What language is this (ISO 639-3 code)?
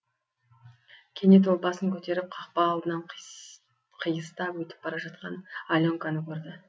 kaz